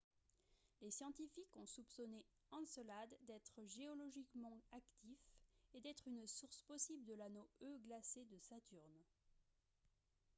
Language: French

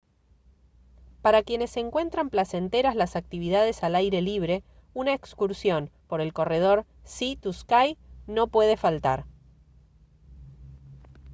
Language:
Spanish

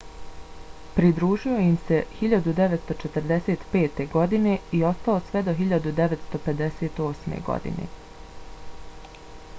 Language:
Bosnian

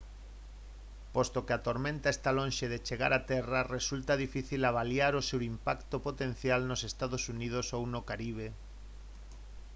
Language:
Galician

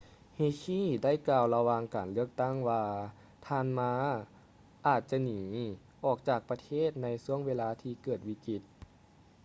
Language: Lao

